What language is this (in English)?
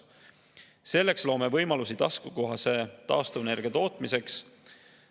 Estonian